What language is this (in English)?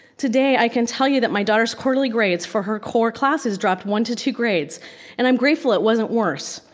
English